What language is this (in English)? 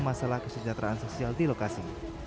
Indonesian